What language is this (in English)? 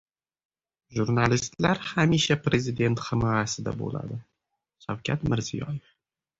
Uzbek